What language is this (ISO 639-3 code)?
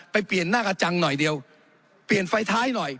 tha